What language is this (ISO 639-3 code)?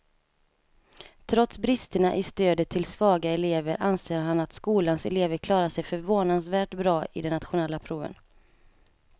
swe